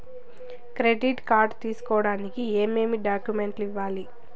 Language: Telugu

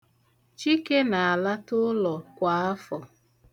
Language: Igbo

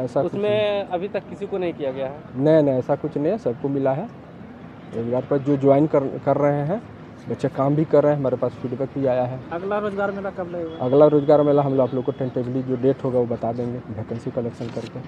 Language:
Hindi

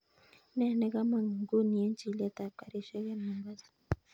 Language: Kalenjin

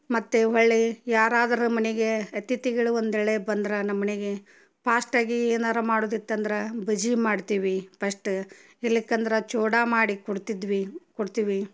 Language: Kannada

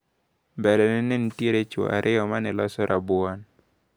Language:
Luo (Kenya and Tanzania)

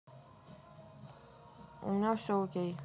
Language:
Russian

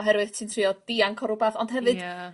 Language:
Welsh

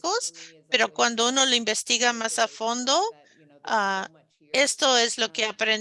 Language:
Spanish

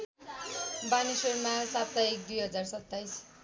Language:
Nepali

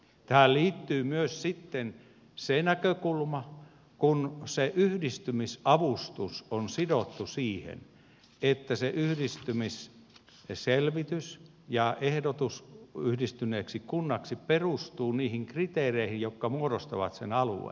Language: Finnish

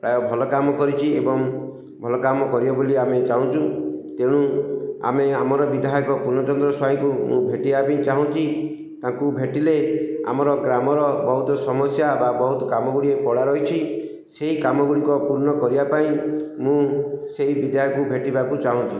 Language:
Odia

